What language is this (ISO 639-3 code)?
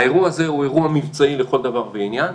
heb